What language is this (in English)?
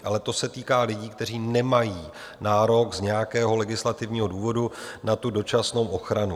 Czech